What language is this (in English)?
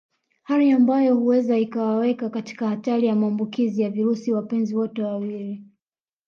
Swahili